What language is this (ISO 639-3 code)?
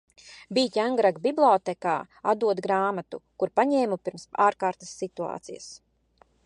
lav